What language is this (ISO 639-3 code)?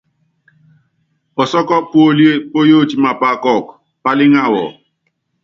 yav